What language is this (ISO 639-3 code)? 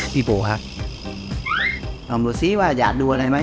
tha